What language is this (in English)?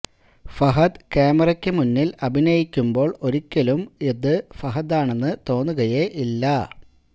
Malayalam